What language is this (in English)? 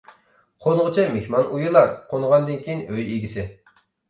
Uyghur